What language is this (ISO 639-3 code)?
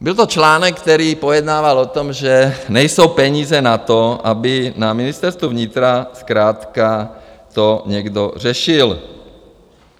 ces